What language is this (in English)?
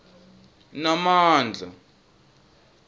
Swati